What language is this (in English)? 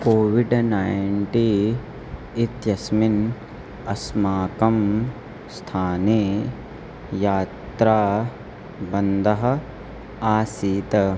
Sanskrit